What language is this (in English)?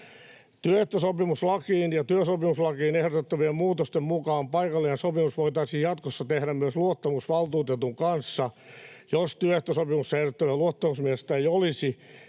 Finnish